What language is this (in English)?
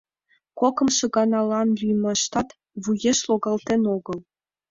Mari